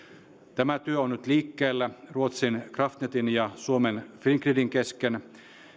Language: Finnish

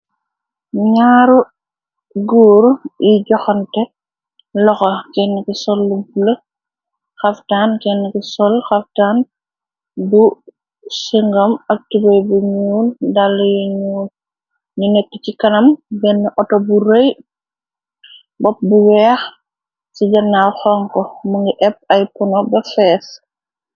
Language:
Wolof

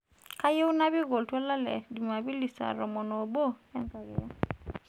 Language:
Masai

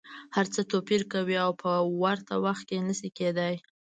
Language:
Pashto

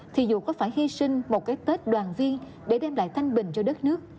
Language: Vietnamese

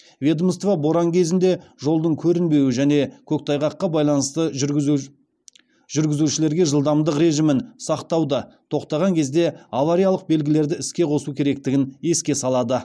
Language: Kazakh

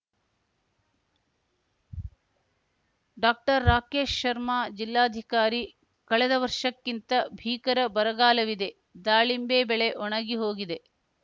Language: Kannada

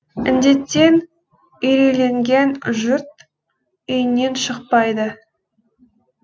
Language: Kazakh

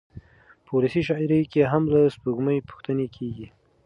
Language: Pashto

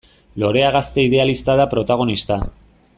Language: Basque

